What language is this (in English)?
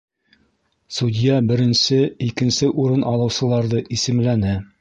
Bashkir